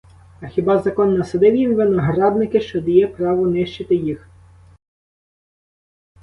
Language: Ukrainian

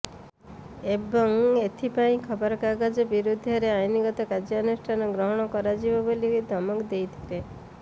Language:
Odia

